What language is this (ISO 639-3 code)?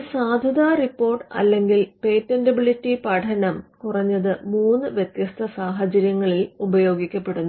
mal